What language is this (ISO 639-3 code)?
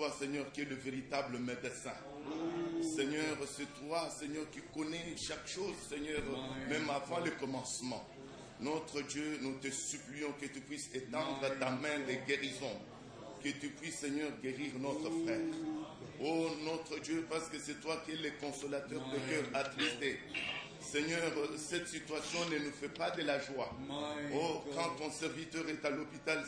rus